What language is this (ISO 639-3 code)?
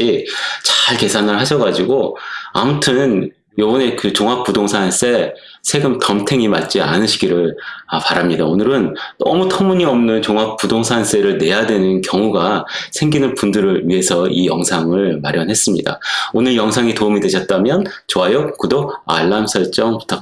kor